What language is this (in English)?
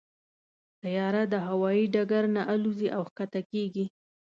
Pashto